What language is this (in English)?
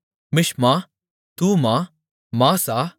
Tamil